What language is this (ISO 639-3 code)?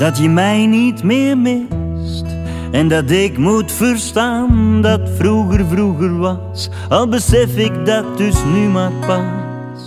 nld